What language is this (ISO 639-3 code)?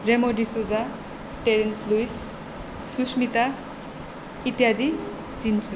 nep